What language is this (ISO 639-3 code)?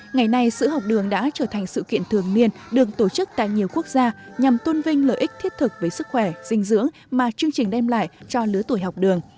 vie